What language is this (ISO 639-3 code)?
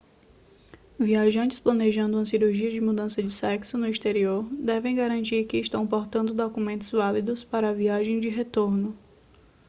por